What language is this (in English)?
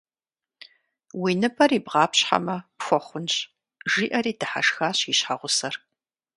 Kabardian